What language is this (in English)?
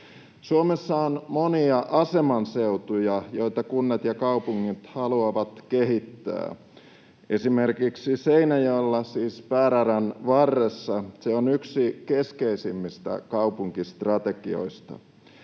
Finnish